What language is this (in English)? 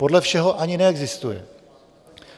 Czech